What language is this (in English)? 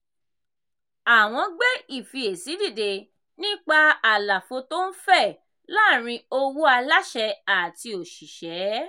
Yoruba